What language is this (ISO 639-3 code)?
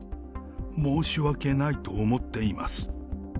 jpn